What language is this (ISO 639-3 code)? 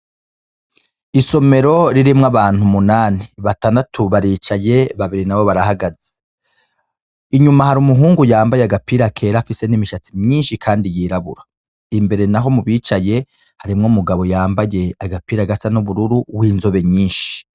run